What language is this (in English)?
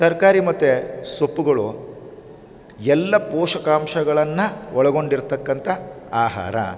Kannada